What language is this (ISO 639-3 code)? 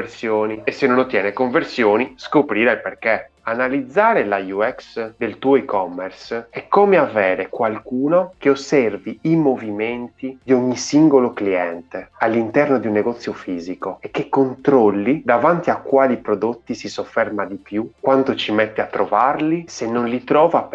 ita